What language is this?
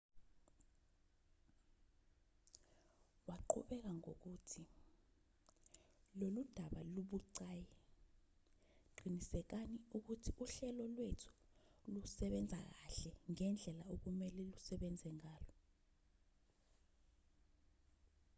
Zulu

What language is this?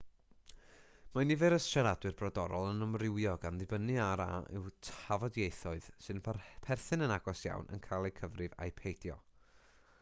Welsh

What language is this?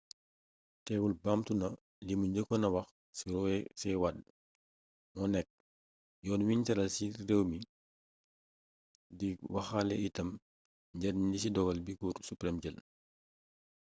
Wolof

